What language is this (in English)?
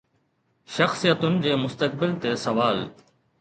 Sindhi